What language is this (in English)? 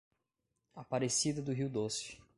Portuguese